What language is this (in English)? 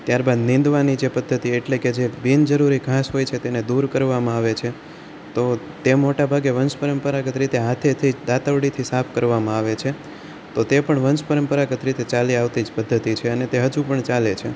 Gujarati